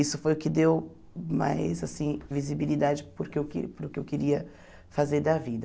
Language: Portuguese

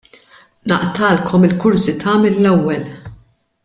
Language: Maltese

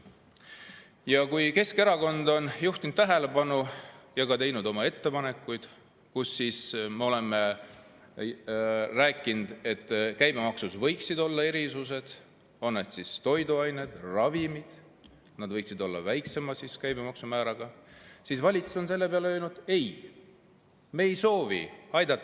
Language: Estonian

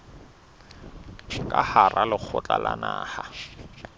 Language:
Southern Sotho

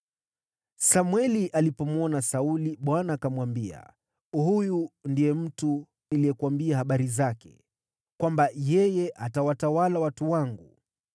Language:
Swahili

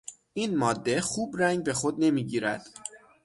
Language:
Persian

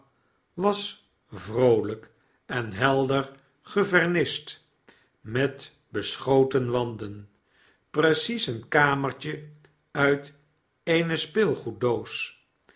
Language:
Dutch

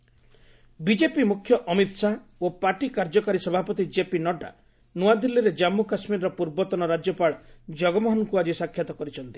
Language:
Odia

